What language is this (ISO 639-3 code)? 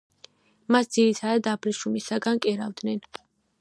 kat